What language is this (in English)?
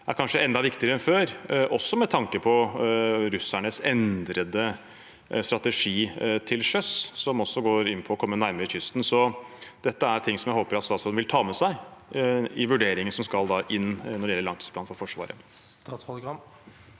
Norwegian